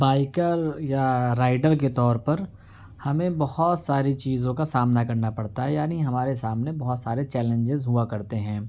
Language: Urdu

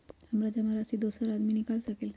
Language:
Magahi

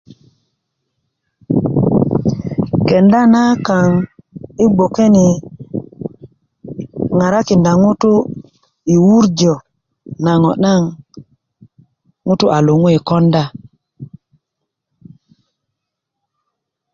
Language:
Kuku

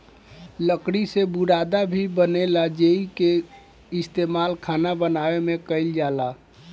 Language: Bhojpuri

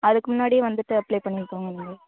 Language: Tamil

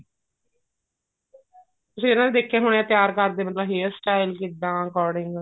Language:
Punjabi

